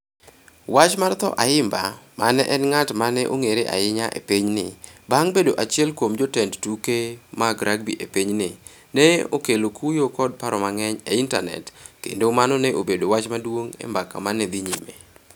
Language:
Luo (Kenya and Tanzania)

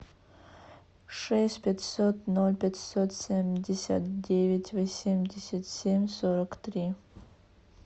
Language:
Russian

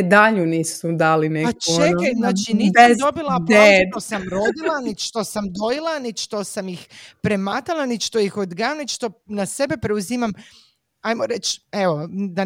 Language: Croatian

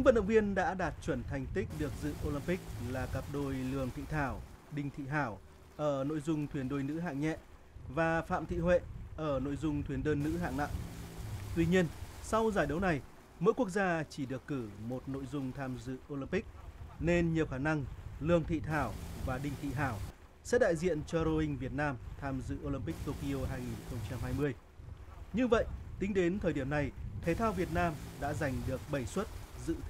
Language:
Vietnamese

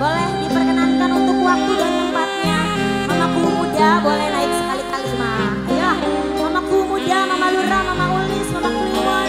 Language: Indonesian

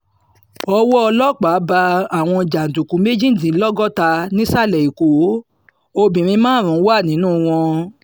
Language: Yoruba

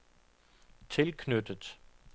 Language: Danish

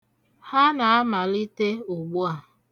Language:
Igbo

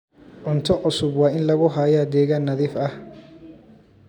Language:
Somali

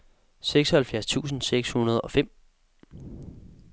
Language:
Danish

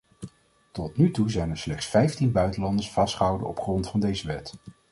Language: Dutch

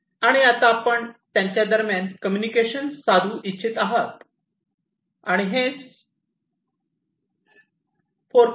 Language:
Marathi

